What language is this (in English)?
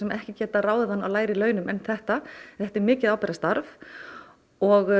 Icelandic